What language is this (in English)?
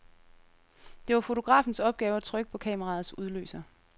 Danish